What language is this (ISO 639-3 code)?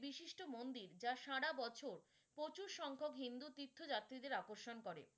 ben